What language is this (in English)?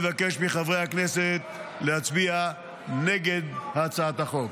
Hebrew